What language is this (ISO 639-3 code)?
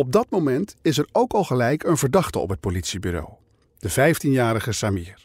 nld